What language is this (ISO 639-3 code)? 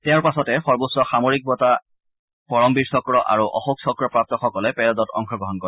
asm